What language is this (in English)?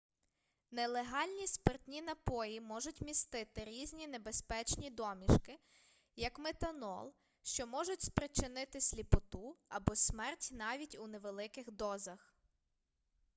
Ukrainian